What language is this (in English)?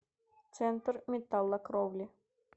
Russian